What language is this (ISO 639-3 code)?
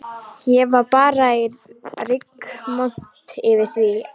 isl